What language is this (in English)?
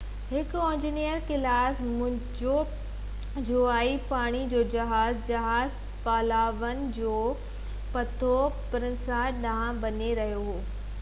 Sindhi